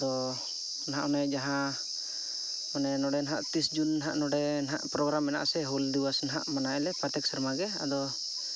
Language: Santali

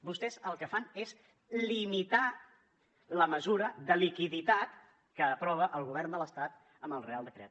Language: Catalan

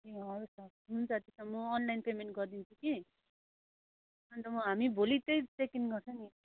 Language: Nepali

